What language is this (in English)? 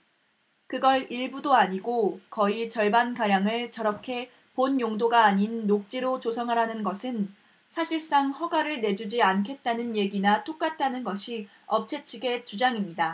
Korean